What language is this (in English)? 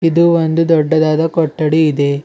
Kannada